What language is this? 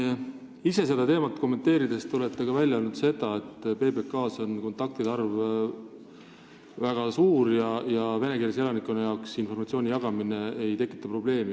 Estonian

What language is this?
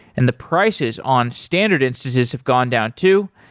English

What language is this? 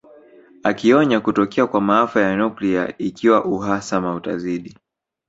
Swahili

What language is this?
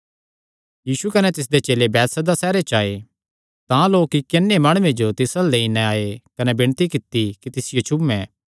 Kangri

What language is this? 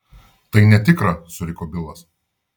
Lithuanian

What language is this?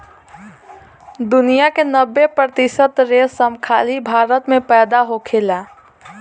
Bhojpuri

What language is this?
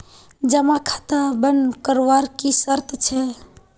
Magahi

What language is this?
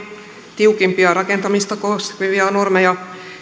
Finnish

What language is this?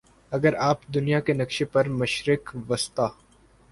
Urdu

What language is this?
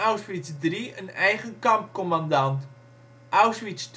Dutch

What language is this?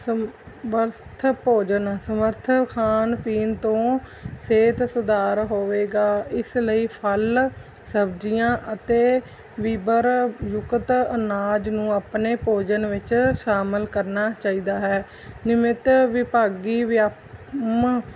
Punjabi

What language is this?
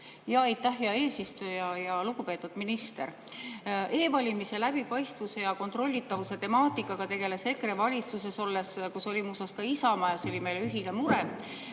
Estonian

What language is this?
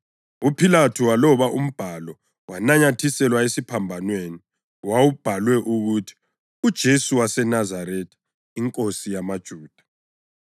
North Ndebele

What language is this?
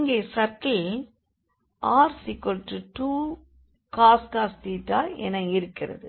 Tamil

